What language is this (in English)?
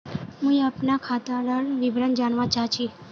Magahi